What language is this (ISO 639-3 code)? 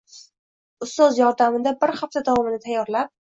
uzb